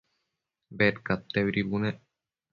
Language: Matsés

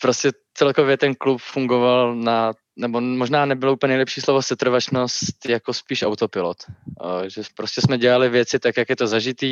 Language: Czech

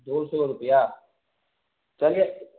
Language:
Urdu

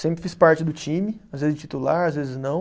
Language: Portuguese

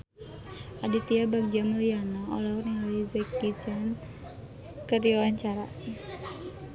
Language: Sundanese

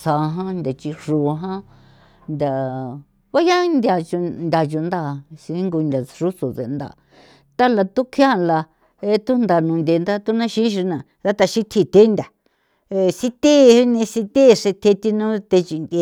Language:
San Felipe Otlaltepec Popoloca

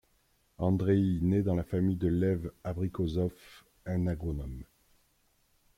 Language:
French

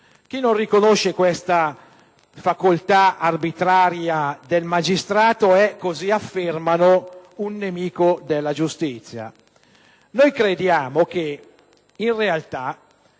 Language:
Italian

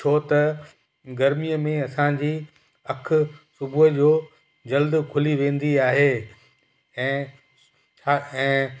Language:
Sindhi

